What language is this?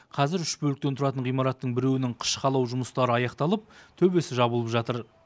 Kazakh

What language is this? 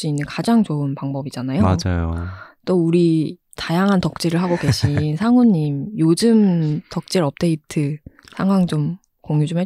Korean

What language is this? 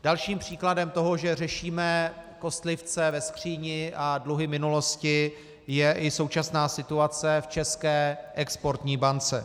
Czech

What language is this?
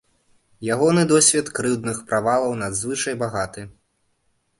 Belarusian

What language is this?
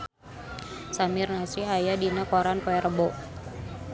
Sundanese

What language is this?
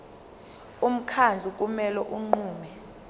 Zulu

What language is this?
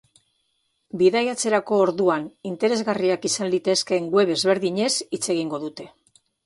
Basque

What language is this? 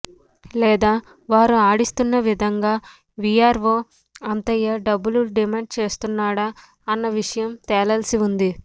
Telugu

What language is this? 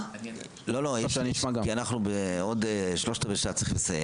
Hebrew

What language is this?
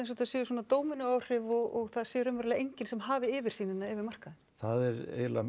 Icelandic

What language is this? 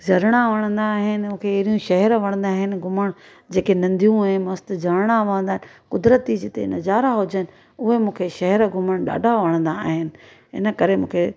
Sindhi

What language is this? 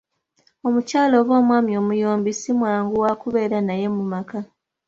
Ganda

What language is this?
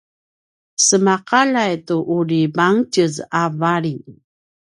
Paiwan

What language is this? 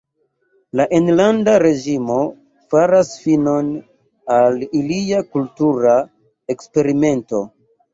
Esperanto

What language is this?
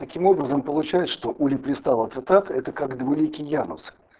Russian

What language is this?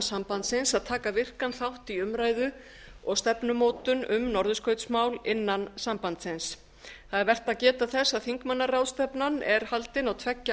Icelandic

